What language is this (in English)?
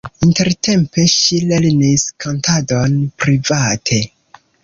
Esperanto